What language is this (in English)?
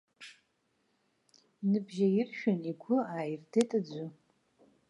Abkhazian